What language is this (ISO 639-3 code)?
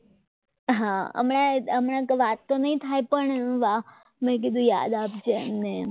guj